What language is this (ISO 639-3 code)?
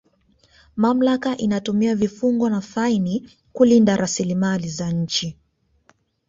swa